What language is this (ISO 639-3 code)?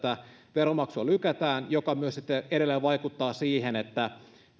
fin